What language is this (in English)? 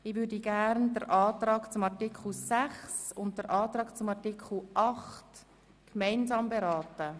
Swiss German